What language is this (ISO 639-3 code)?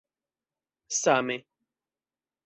epo